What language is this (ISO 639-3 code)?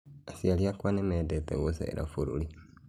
kik